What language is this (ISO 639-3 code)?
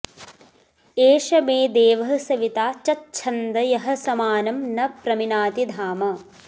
san